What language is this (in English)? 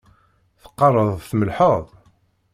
Kabyle